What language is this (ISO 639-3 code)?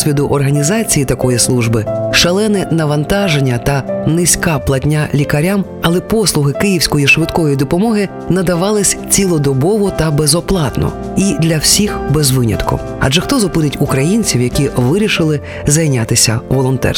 ukr